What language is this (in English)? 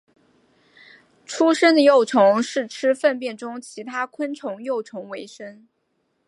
Chinese